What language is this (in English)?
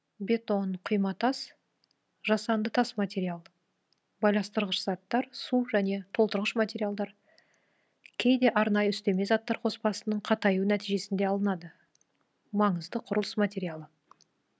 Kazakh